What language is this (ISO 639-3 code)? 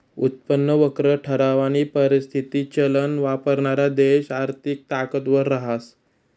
mar